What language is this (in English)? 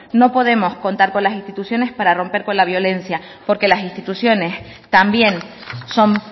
Spanish